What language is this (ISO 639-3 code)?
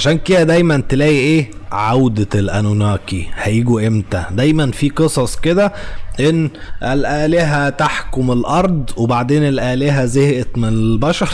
ara